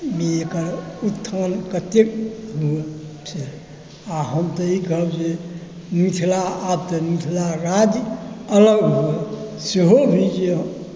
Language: Maithili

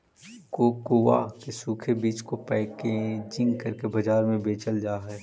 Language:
Magahi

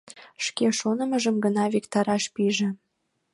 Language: Mari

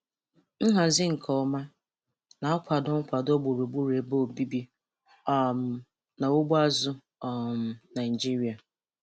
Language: Igbo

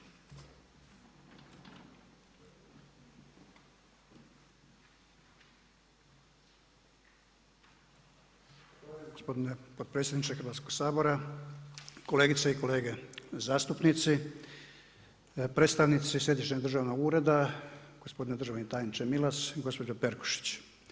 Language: Croatian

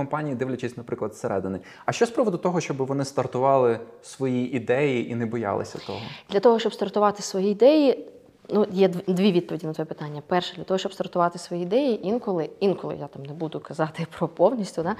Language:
Ukrainian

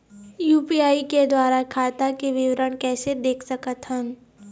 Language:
Chhattisgarhi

